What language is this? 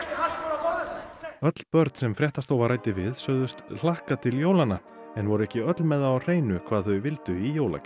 Icelandic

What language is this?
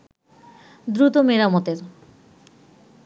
Bangla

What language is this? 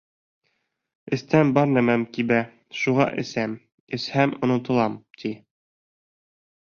Bashkir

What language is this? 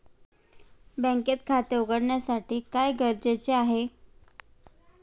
Marathi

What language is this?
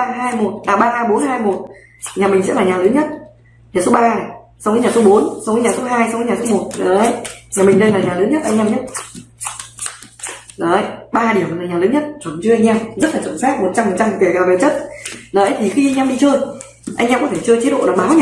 Vietnamese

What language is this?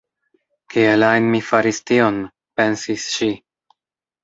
Esperanto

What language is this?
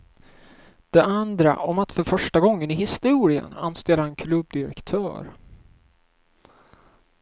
Swedish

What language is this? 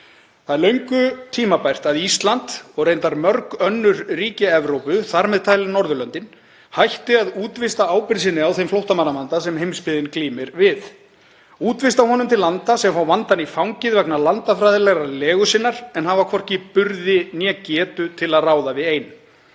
Icelandic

